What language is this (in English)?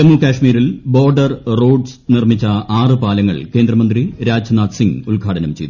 Malayalam